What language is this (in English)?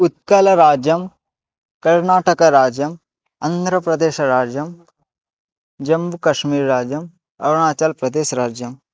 Sanskrit